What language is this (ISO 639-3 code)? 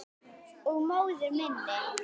isl